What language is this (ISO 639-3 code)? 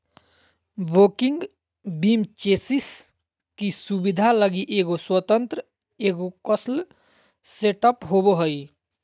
mag